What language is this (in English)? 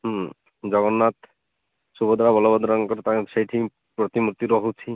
Odia